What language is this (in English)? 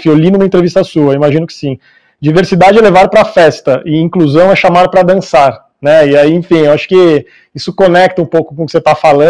Portuguese